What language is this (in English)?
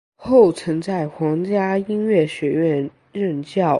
Chinese